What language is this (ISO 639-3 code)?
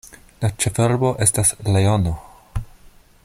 epo